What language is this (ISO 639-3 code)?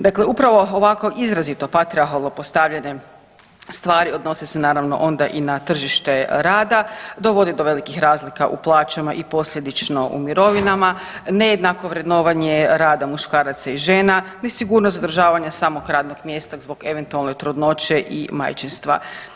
hrv